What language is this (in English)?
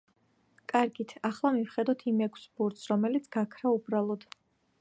Georgian